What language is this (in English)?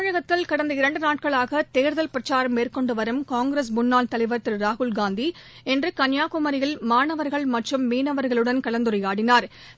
Tamil